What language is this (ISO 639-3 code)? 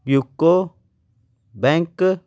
pan